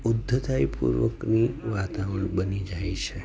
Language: Gujarati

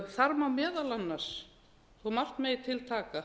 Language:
Icelandic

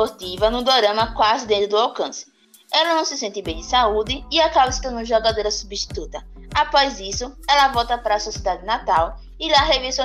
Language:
Portuguese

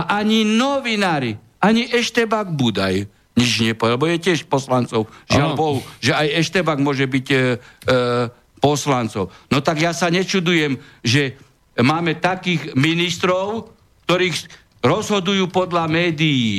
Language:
Slovak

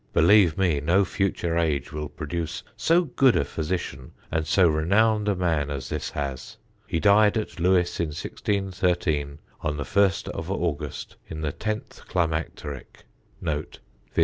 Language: English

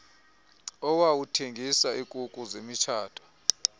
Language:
Xhosa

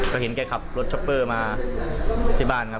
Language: Thai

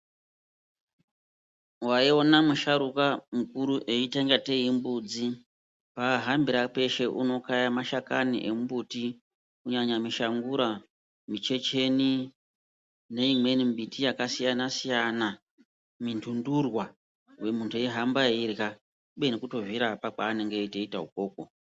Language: Ndau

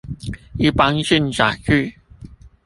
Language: Chinese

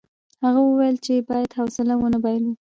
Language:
Pashto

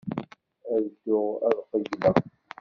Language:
Kabyle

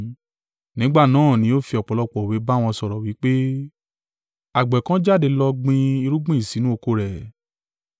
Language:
Yoruba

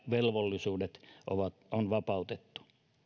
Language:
Finnish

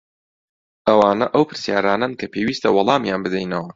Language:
Central Kurdish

